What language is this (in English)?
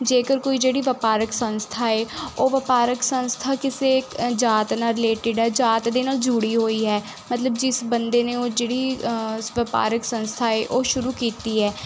Punjabi